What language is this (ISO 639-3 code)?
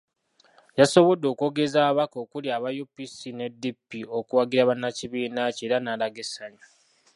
lug